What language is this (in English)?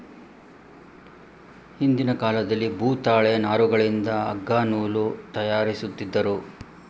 Kannada